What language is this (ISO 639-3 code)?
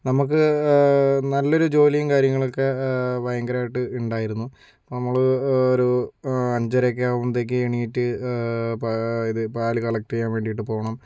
mal